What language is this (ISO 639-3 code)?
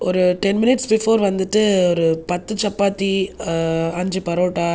tam